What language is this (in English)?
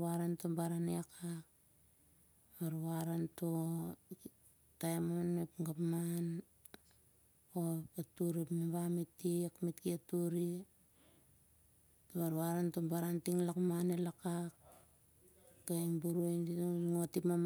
Siar-Lak